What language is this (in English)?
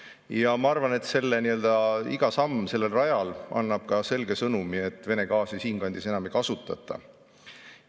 Estonian